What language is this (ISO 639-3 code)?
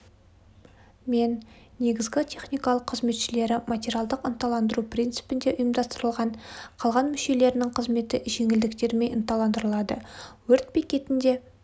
kaz